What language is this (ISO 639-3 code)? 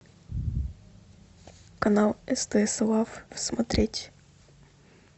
rus